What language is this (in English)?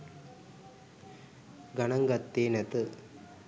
Sinhala